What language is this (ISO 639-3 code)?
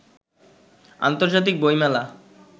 ben